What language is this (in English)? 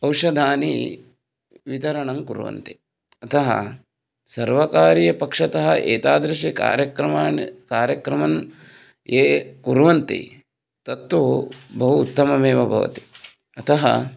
Sanskrit